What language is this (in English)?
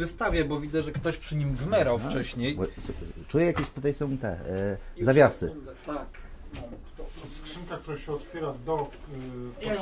Polish